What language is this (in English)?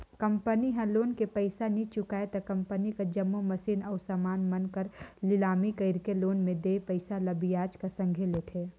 Chhattisgarhi